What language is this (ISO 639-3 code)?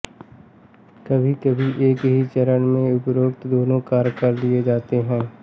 hin